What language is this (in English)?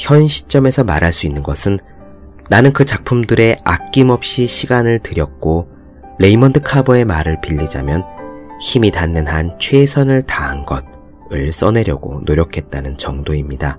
Korean